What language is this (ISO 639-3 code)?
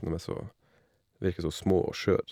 nor